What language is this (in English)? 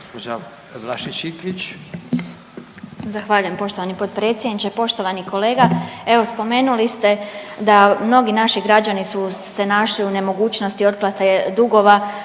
Croatian